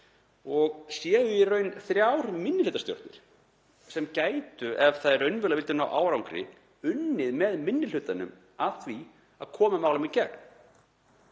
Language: Icelandic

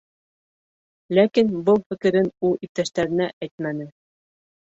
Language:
Bashkir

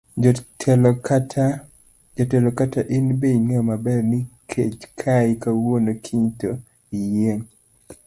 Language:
Luo (Kenya and Tanzania)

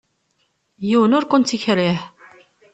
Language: Kabyle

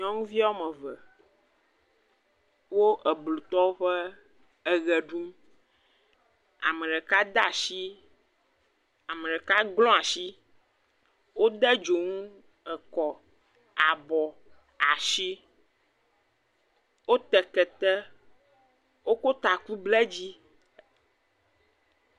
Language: Ewe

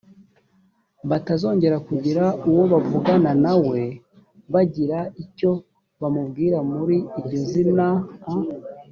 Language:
Kinyarwanda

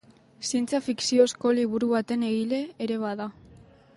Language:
Basque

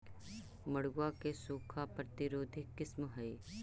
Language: Magahi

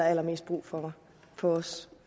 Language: Danish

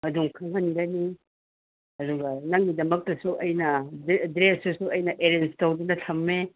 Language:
Manipuri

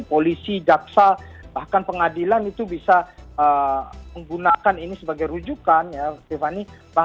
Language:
Indonesian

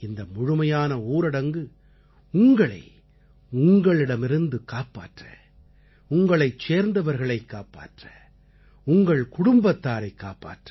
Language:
Tamil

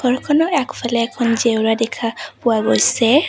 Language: Assamese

